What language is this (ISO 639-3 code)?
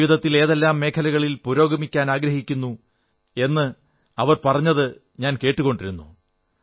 mal